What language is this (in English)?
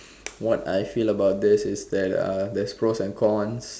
English